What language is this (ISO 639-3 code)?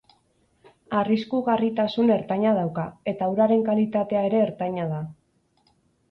eus